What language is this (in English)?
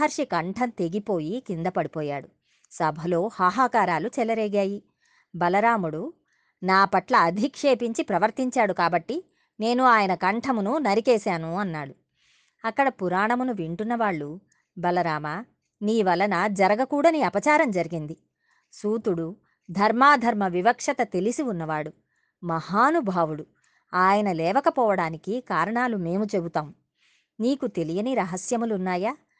Telugu